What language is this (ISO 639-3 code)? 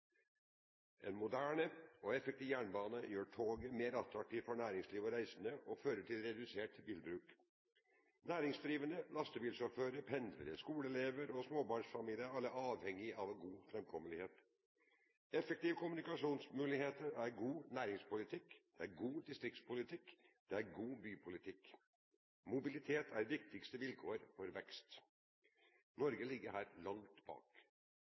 nob